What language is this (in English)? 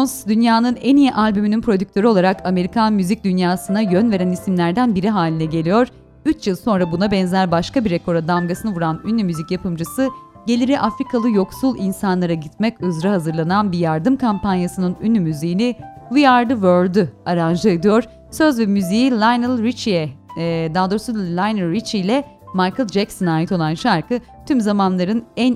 Turkish